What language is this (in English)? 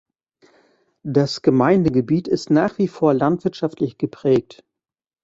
German